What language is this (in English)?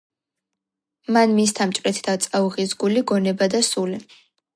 Georgian